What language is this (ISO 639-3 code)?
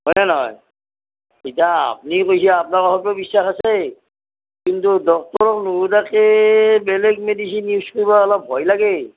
asm